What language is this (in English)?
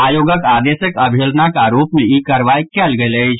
Maithili